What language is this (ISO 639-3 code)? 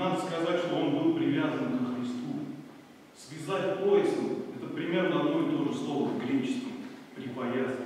rus